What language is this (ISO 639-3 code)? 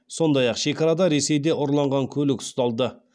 kaz